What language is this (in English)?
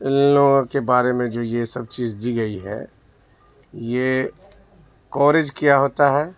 Urdu